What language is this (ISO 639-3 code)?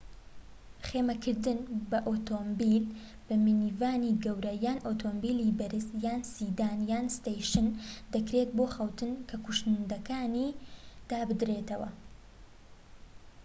ckb